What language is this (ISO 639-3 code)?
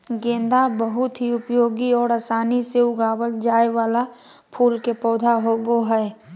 mag